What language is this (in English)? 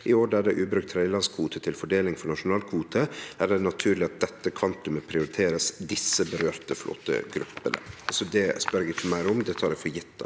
Norwegian